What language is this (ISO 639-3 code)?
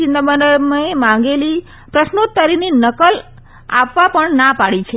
guj